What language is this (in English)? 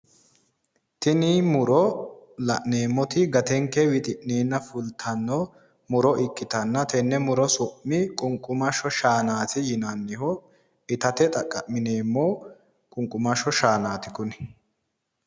Sidamo